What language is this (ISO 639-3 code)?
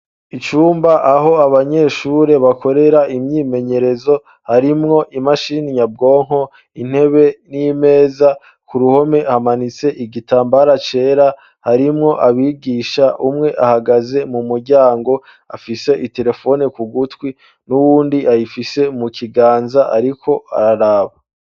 run